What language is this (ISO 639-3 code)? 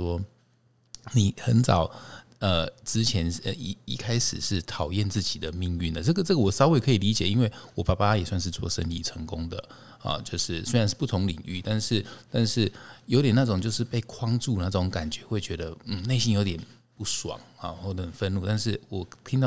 zho